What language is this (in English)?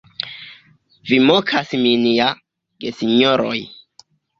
Esperanto